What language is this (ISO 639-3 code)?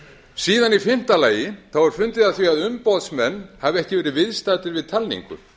isl